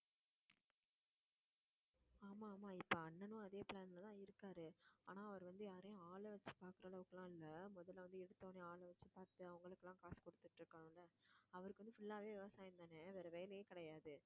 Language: Tamil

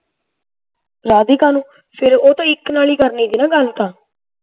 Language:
Punjabi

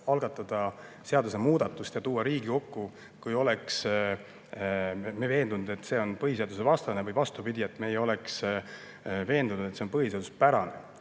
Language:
Estonian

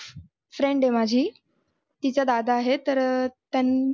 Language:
Marathi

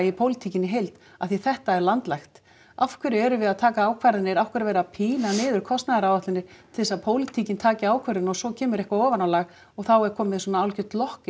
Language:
Icelandic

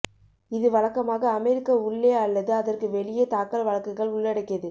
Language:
Tamil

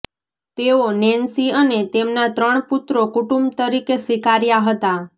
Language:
Gujarati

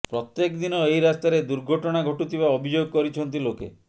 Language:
Odia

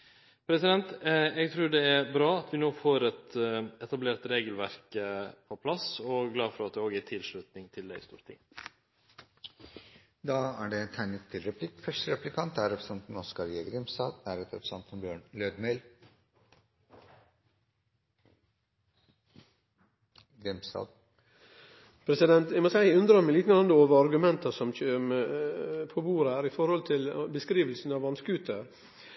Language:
Norwegian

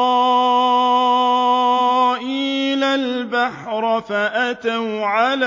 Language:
Arabic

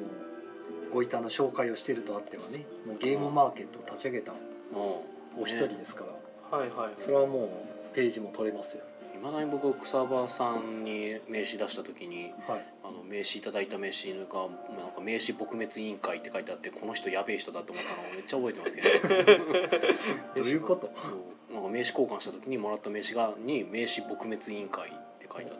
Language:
Japanese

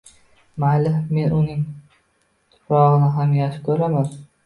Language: Uzbek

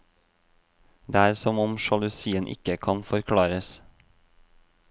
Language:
Norwegian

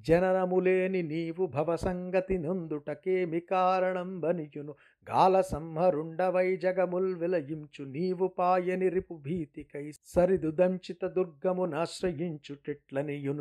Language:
Telugu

